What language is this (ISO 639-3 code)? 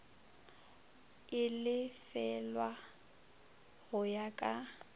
nso